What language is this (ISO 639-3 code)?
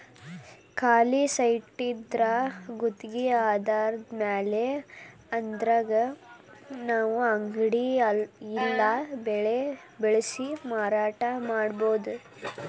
kan